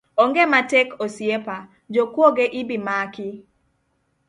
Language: Luo (Kenya and Tanzania)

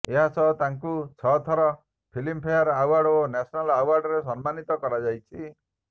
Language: Odia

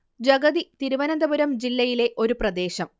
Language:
Malayalam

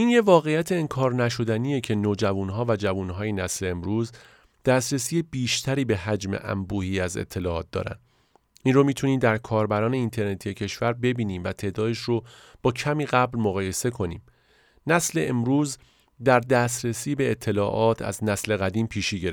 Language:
Persian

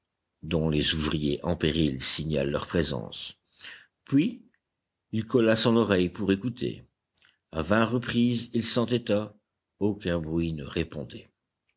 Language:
French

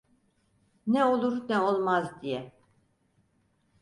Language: Turkish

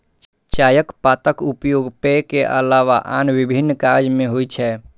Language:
Maithili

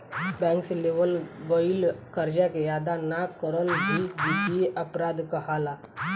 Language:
Bhojpuri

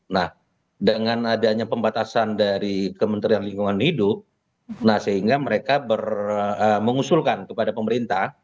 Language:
Indonesian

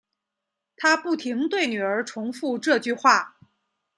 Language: Chinese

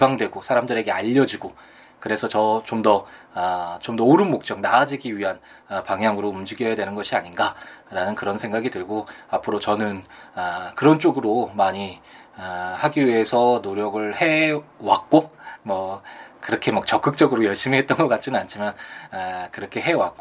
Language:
Korean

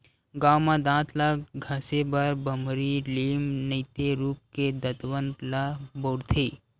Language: Chhattisgarhi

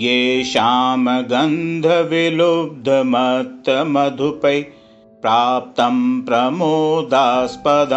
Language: Hindi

